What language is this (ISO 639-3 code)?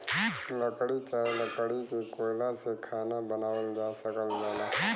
bho